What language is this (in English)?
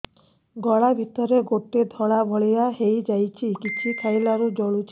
Odia